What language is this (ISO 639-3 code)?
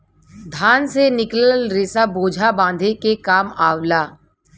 bho